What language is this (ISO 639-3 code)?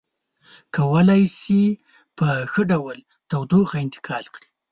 pus